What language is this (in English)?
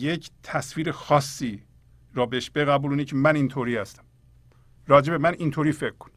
Persian